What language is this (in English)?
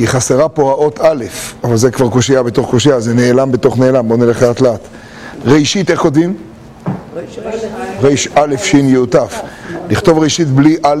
Hebrew